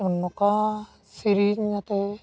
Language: Santali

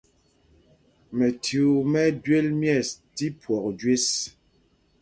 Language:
Mpumpong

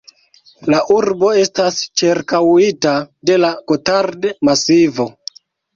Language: Esperanto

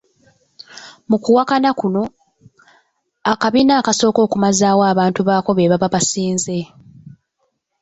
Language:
Ganda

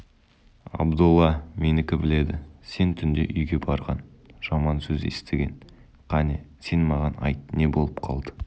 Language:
Kazakh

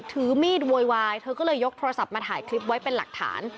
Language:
Thai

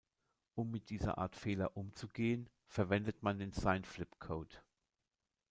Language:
German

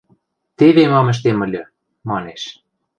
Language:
Western Mari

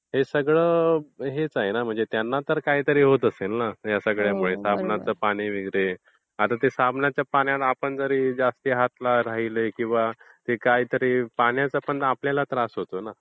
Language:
Marathi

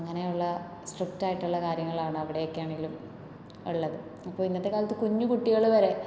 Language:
Malayalam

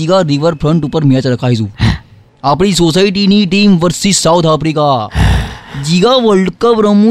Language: Gujarati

